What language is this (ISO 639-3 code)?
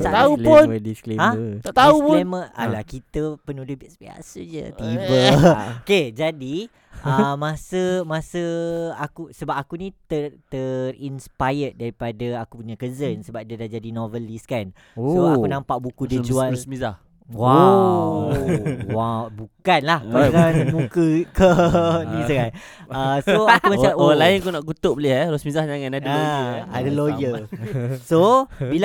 msa